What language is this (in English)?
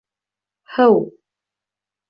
Bashkir